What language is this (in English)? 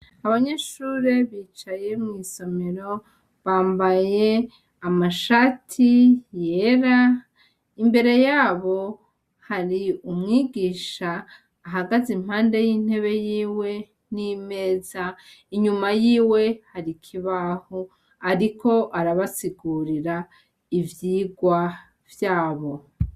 Rundi